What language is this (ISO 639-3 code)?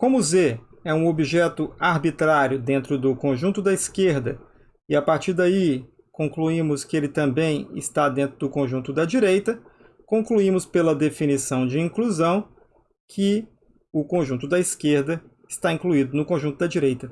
por